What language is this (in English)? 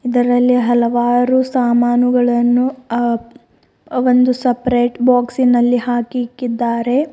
Kannada